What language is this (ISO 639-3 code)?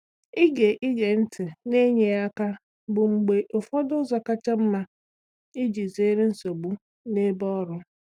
ibo